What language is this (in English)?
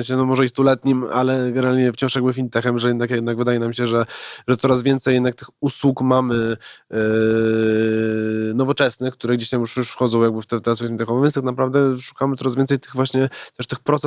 Polish